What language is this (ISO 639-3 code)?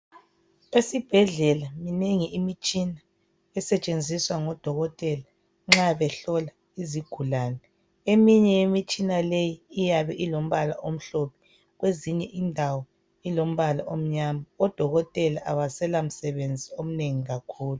nde